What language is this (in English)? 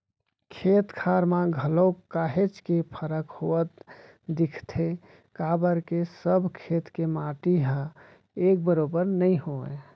Chhattisgarhi